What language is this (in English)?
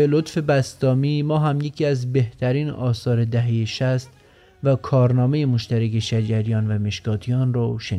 Persian